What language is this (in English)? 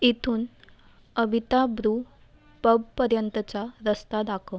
Marathi